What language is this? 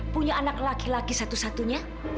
Indonesian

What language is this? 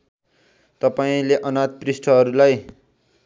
Nepali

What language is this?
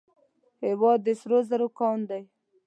Pashto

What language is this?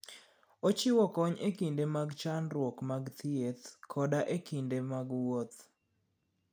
Luo (Kenya and Tanzania)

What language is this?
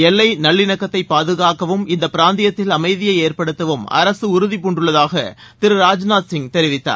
Tamil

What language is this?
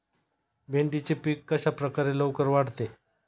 Marathi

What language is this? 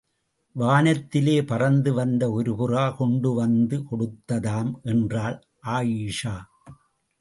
Tamil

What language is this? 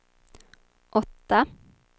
Swedish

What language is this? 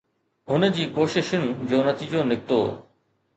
Sindhi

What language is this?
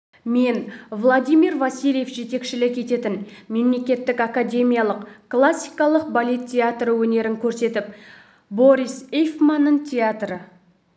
Kazakh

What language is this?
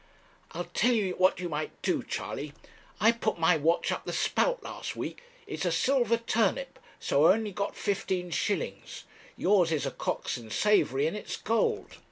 English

